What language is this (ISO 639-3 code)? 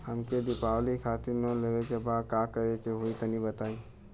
bho